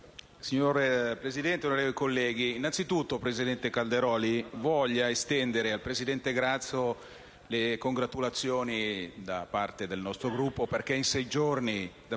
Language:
Italian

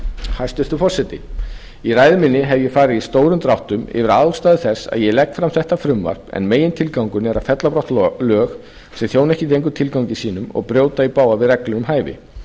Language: Icelandic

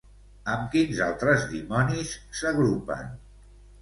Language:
Catalan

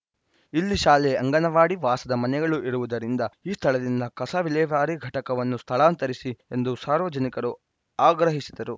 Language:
Kannada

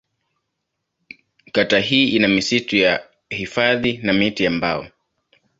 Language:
Swahili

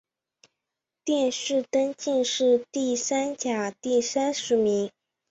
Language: Chinese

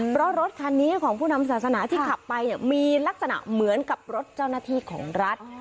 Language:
Thai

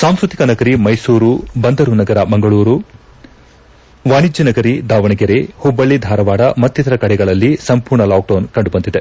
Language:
Kannada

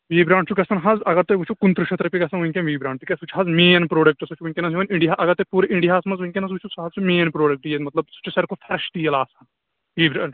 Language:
Kashmiri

